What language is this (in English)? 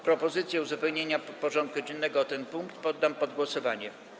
Polish